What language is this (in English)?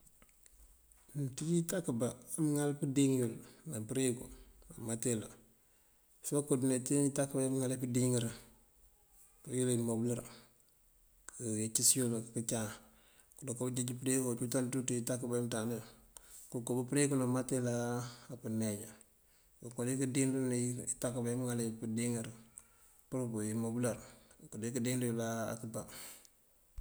Mandjak